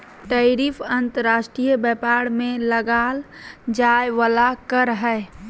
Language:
Magahi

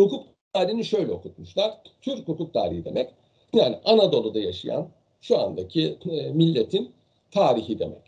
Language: Turkish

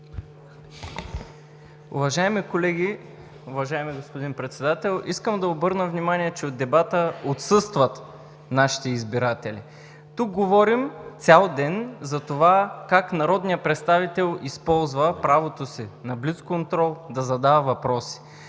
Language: Bulgarian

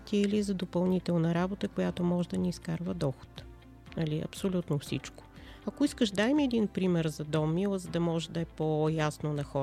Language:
Bulgarian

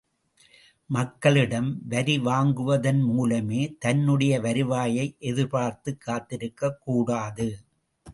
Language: Tamil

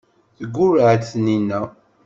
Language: Kabyle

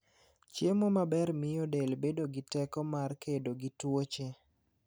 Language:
Luo (Kenya and Tanzania)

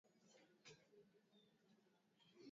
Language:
Swahili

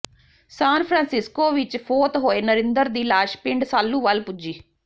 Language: Punjabi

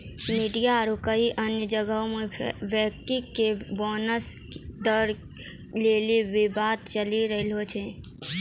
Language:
Maithili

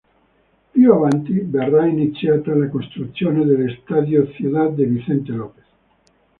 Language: Italian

